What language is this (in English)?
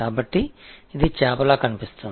Tamil